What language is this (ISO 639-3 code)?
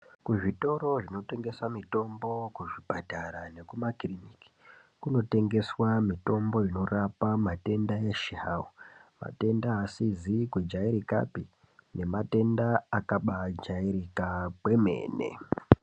ndc